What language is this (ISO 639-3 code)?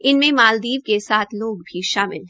hin